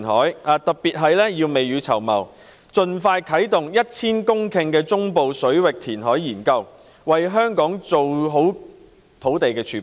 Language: Cantonese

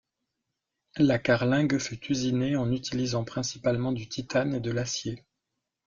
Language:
French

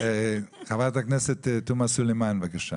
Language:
Hebrew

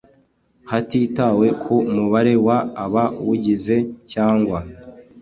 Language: Kinyarwanda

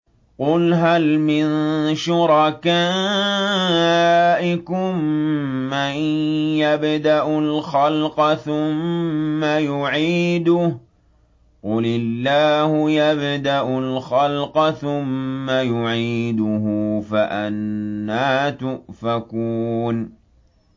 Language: Arabic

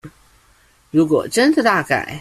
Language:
Chinese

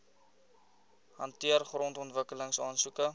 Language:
Afrikaans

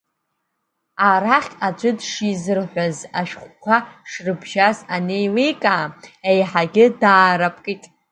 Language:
Abkhazian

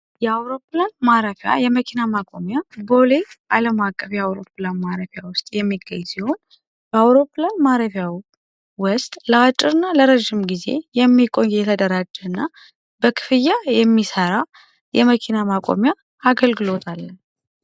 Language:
Amharic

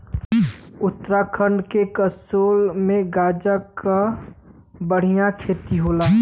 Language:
Bhojpuri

